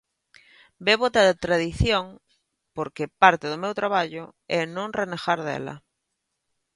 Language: Galician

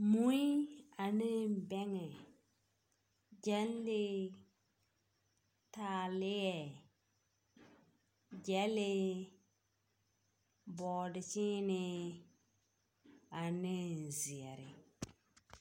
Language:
Southern Dagaare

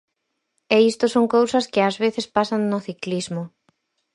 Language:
Galician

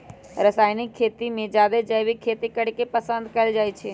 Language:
Magahi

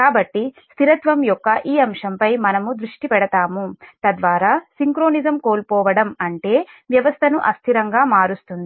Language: Telugu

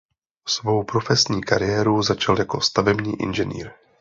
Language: Czech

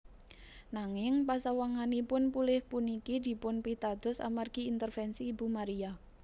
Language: Javanese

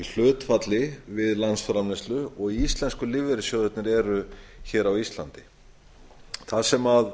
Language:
Icelandic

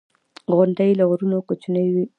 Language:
Pashto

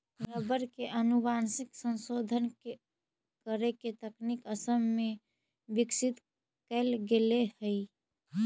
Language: Magahi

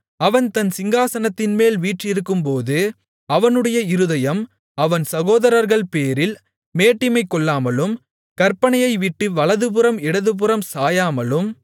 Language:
Tamil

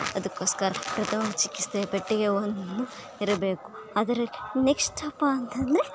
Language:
Kannada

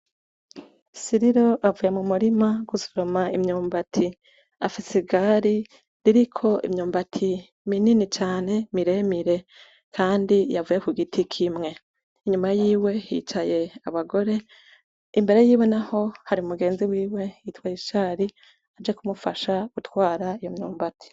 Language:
Rundi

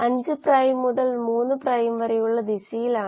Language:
Malayalam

